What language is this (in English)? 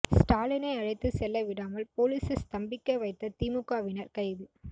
Tamil